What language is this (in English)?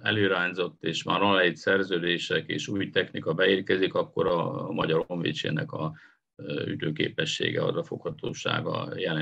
Hungarian